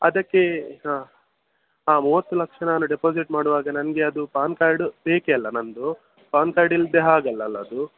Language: Kannada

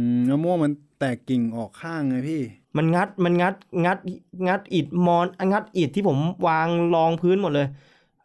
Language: Thai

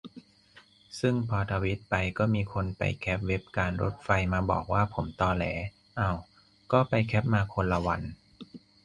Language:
Thai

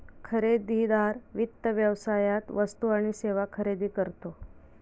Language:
Marathi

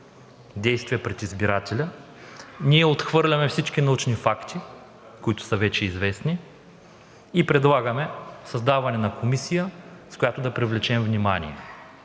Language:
Bulgarian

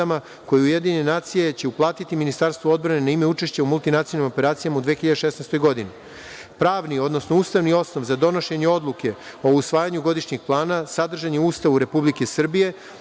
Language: Serbian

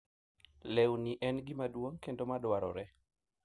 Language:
Luo (Kenya and Tanzania)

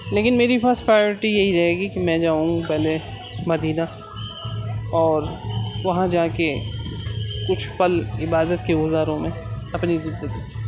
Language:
Urdu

